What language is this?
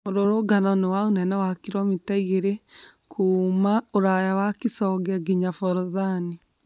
Kikuyu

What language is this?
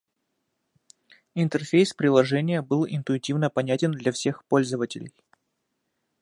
Russian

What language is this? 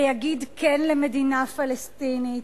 Hebrew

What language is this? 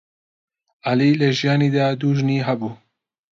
Central Kurdish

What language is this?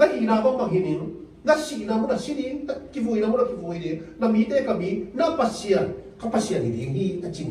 Thai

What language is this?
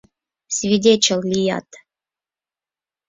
Mari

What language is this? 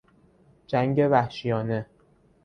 Persian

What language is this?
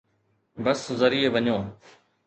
Sindhi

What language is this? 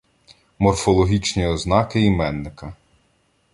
Ukrainian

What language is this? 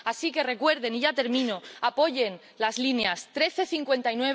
Spanish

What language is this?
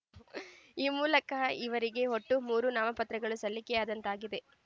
Kannada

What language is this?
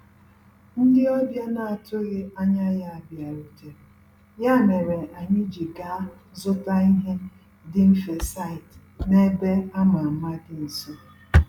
Igbo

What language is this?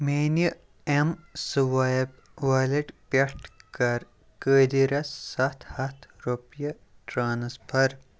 Kashmiri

